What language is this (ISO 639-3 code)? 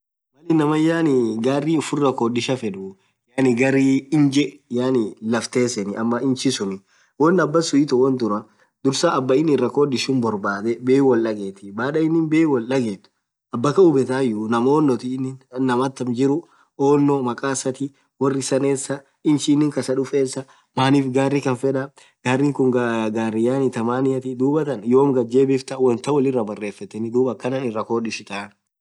orc